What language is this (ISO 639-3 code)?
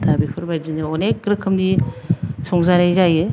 brx